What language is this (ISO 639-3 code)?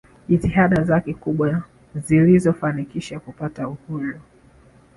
swa